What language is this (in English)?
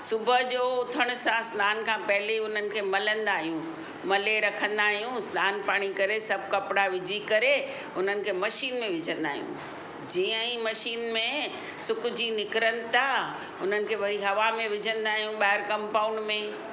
Sindhi